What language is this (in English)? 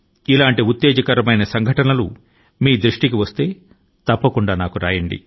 Telugu